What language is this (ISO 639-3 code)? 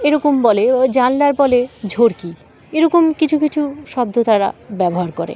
ben